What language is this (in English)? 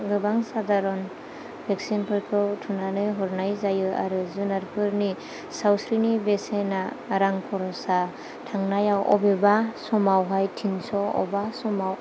Bodo